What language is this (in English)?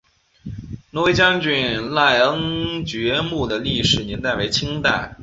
Chinese